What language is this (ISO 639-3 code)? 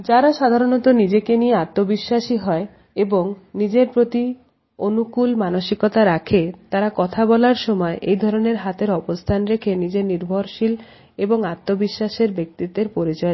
ben